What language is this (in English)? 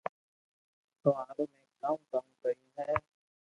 Loarki